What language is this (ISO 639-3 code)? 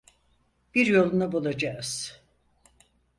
tur